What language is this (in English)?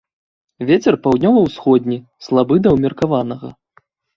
Belarusian